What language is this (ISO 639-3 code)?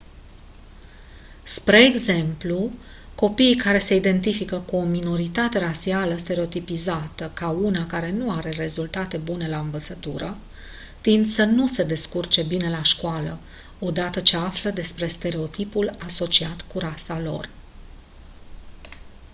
ron